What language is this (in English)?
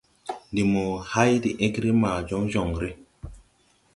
Tupuri